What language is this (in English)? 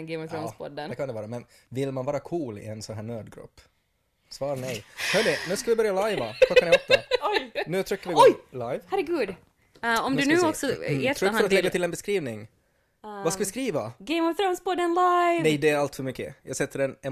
Swedish